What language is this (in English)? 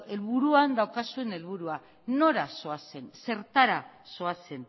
Basque